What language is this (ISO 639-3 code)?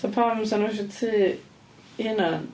cym